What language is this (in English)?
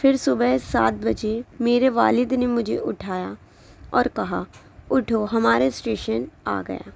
Urdu